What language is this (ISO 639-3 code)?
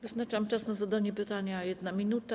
pol